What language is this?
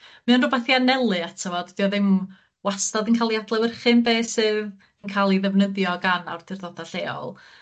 Welsh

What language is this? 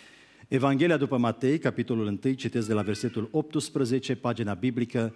Romanian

